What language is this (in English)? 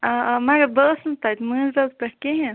Kashmiri